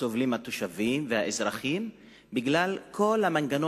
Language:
Hebrew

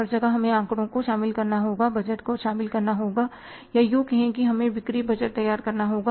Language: Hindi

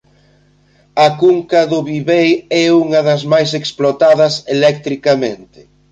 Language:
Galician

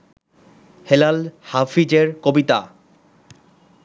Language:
Bangla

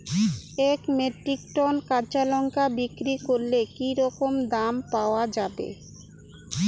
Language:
Bangla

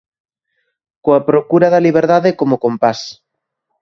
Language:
Galician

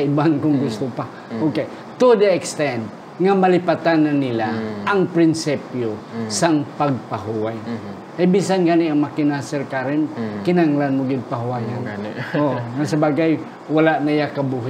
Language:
Filipino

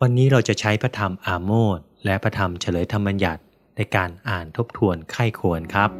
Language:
Thai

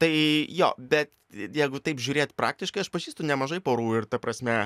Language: Lithuanian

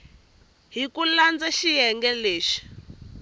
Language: Tsonga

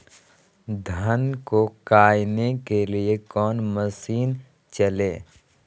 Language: Magahi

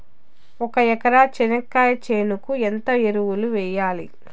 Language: Telugu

